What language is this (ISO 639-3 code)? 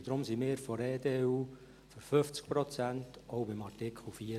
gsw